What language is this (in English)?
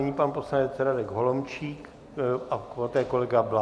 Czech